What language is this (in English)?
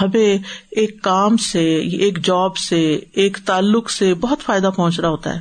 Urdu